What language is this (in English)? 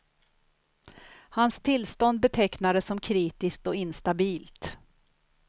Swedish